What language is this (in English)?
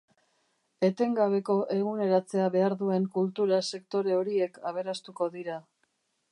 Basque